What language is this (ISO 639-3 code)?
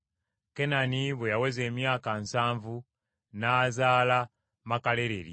lug